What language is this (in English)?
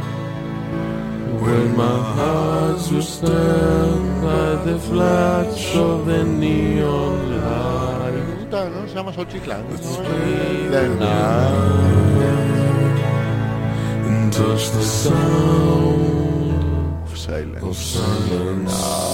Greek